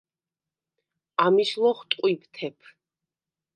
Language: Svan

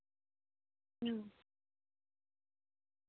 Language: Santali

